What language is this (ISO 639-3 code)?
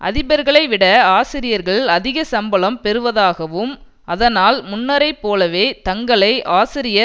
tam